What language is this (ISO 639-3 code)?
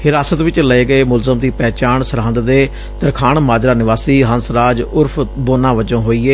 pan